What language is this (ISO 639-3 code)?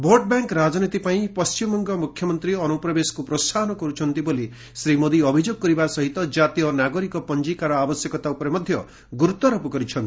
ori